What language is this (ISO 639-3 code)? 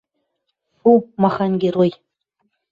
mrj